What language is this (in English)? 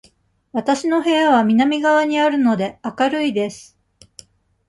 Japanese